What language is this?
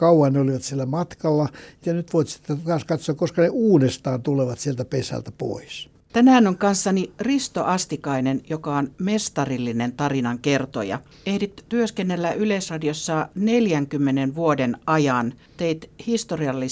Finnish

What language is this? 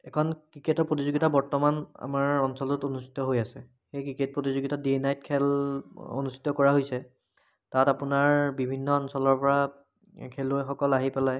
Assamese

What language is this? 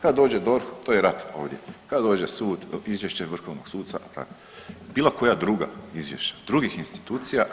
Croatian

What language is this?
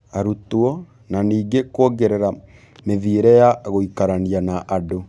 Kikuyu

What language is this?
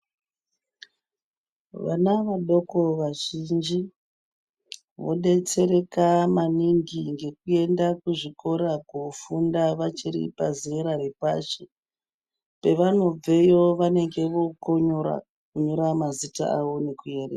Ndau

